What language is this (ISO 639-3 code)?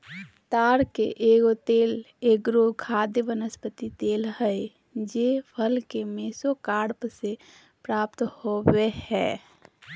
mag